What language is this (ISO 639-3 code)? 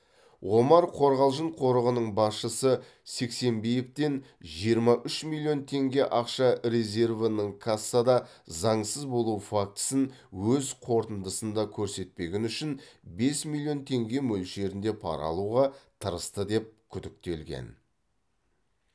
kaz